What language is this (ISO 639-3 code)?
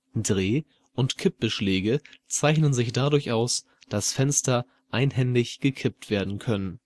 deu